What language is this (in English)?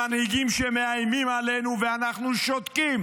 Hebrew